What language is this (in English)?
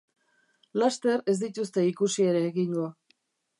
Basque